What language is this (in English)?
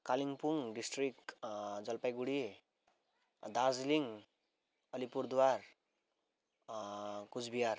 Nepali